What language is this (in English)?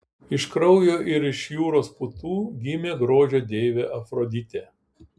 Lithuanian